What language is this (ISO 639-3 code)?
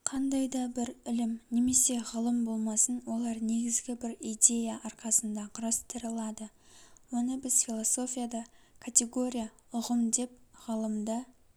kaz